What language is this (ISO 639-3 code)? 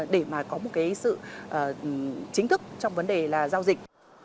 vie